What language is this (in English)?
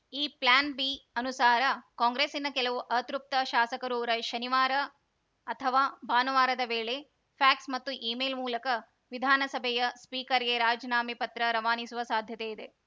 Kannada